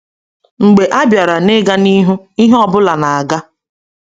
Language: Igbo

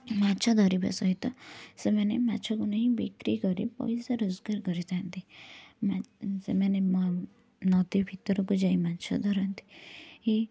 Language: Odia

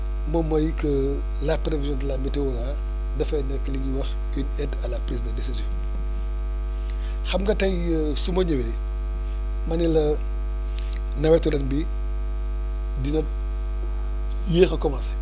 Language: Wolof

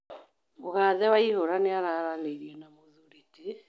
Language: Kikuyu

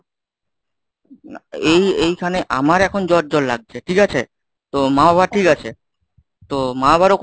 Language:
Bangla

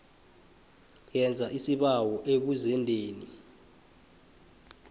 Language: South Ndebele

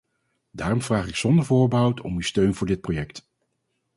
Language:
Dutch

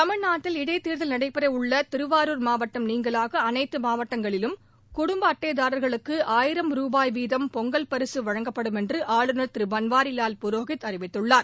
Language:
Tamil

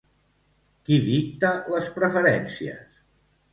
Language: Catalan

